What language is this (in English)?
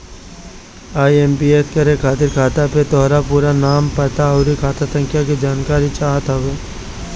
Bhojpuri